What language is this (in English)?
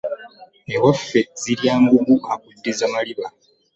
Ganda